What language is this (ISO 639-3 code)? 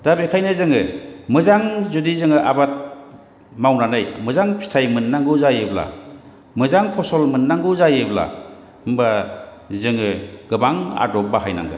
brx